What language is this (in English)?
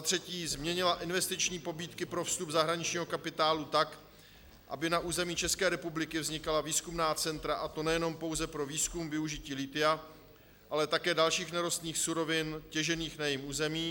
Czech